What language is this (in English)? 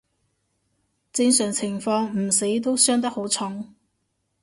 Cantonese